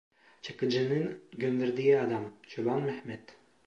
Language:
Turkish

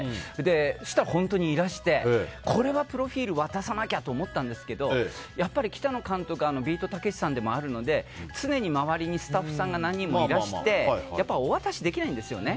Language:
Japanese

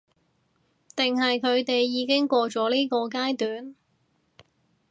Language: Cantonese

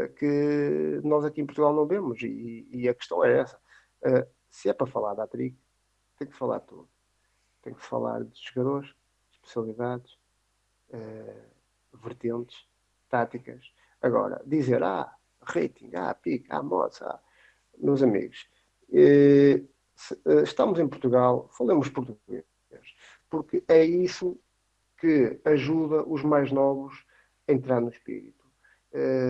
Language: Portuguese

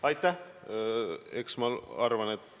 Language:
Estonian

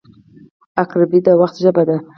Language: Pashto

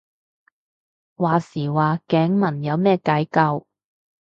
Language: Cantonese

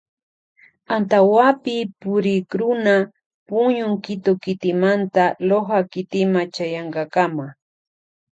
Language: Loja Highland Quichua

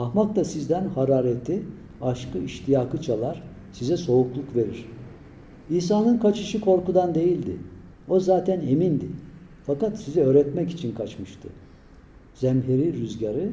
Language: Turkish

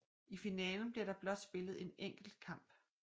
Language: Danish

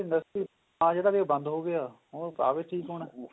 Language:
Punjabi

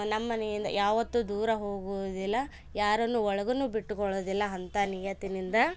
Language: Kannada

